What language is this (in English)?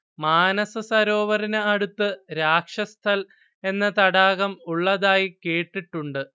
Malayalam